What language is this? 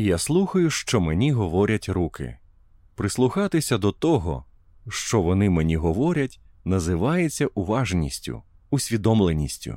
Ukrainian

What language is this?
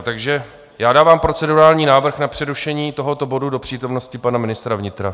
Czech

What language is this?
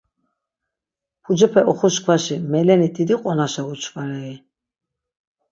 Laz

